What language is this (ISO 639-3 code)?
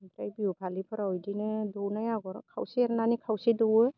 brx